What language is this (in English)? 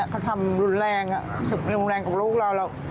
Thai